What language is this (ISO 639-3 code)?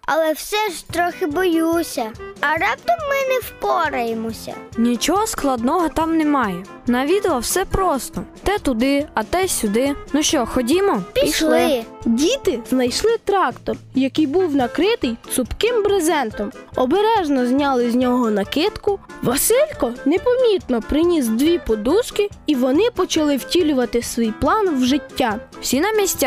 ukr